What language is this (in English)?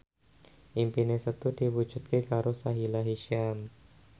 Javanese